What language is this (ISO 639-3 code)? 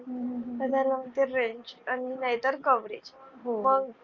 mar